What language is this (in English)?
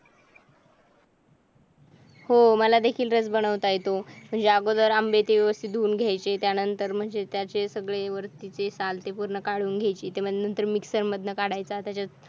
Marathi